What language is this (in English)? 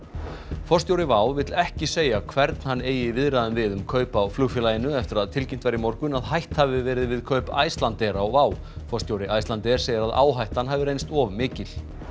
Icelandic